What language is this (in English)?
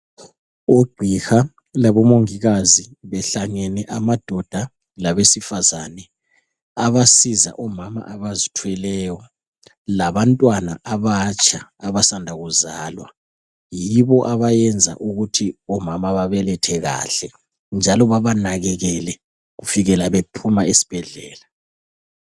North Ndebele